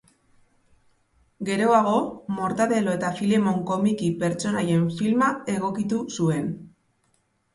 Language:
Basque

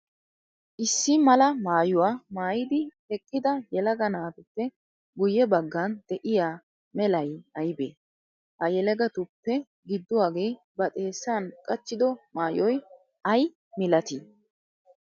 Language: Wolaytta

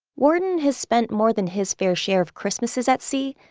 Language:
English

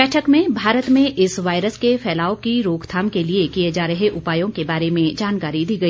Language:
Hindi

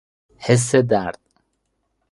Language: Persian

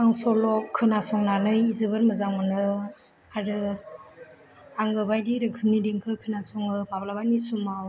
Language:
Bodo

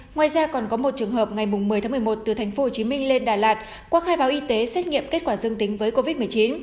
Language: Vietnamese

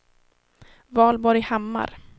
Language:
Swedish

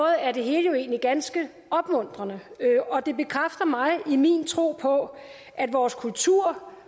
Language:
Danish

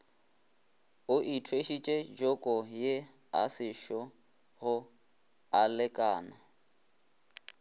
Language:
Northern Sotho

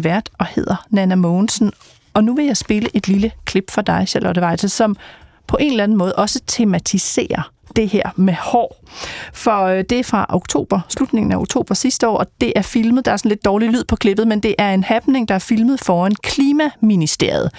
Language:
Danish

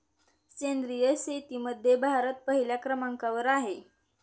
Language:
Marathi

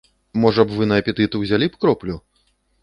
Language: Belarusian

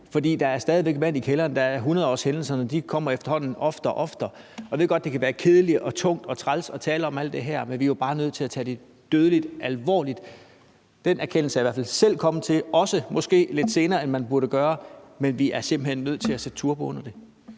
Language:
Danish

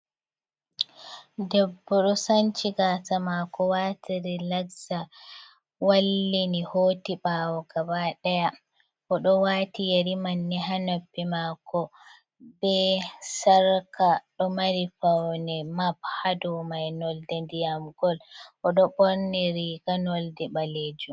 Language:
Fula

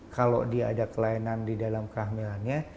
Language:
Indonesian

